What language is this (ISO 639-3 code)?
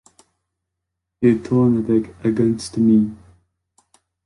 fra